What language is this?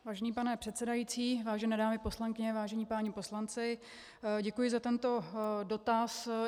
Czech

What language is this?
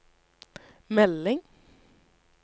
Norwegian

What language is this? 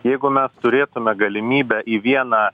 Lithuanian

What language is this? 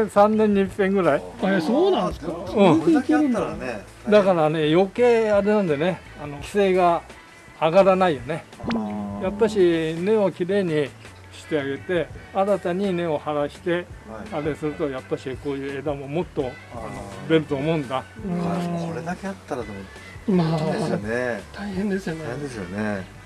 Japanese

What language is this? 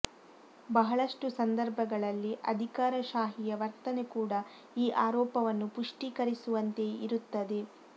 Kannada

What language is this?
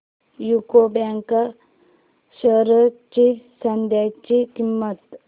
Marathi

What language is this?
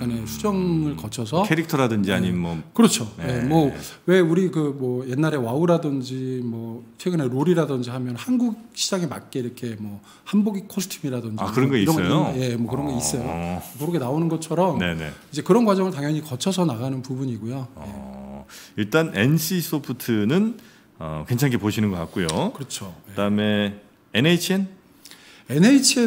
Korean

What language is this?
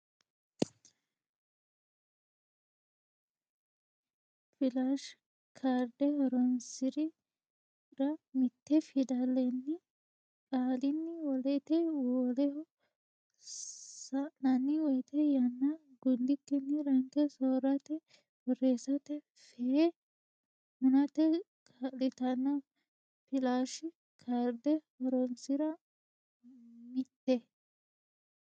Sidamo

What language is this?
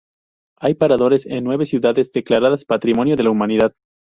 Spanish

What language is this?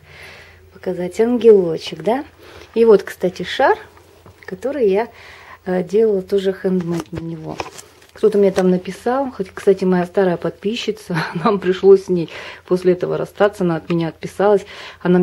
Russian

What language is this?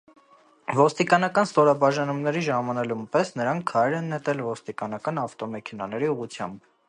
Armenian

